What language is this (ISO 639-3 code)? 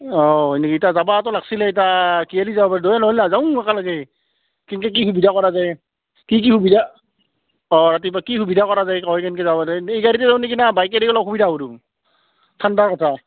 asm